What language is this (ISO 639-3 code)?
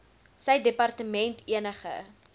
afr